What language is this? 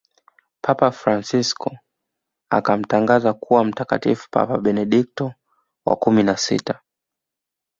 Swahili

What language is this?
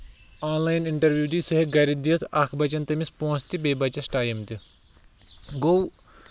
Kashmiri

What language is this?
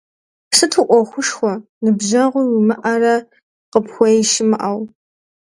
Kabardian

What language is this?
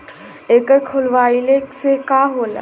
Bhojpuri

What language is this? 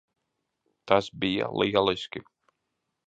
Latvian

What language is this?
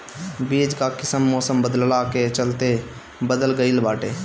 Bhojpuri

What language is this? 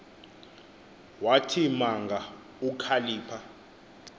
Xhosa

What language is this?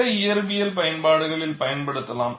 Tamil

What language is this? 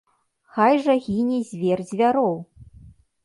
Belarusian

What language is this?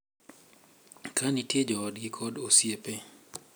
Luo (Kenya and Tanzania)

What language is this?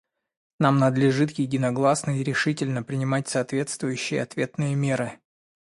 Russian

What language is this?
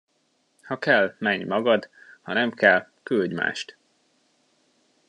Hungarian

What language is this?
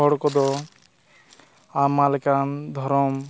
Santali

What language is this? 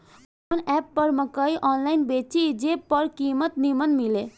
Bhojpuri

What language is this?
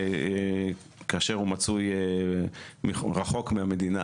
Hebrew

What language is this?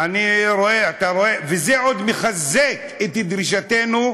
Hebrew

